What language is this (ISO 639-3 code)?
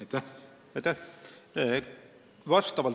est